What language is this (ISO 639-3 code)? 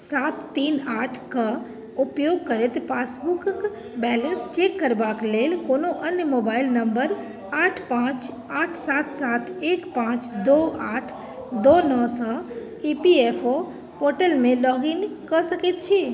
mai